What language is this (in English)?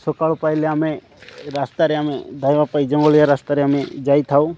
Odia